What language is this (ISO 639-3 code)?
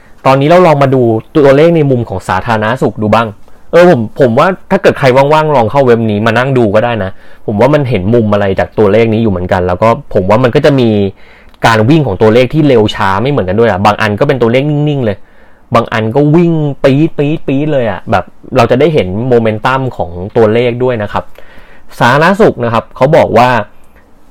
tha